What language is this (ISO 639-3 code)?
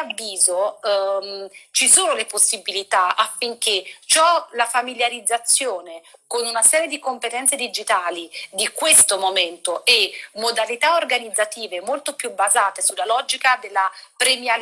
ita